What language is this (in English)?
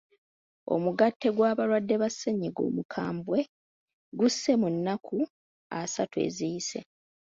Ganda